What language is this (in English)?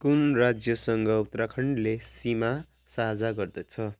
Nepali